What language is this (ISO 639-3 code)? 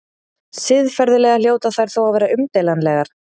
isl